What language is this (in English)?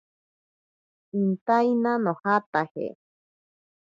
Ashéninka Perené